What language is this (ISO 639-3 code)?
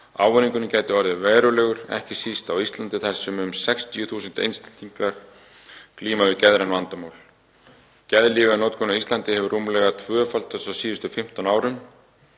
isl